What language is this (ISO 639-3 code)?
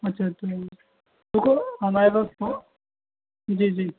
urd